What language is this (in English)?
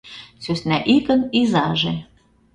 Mari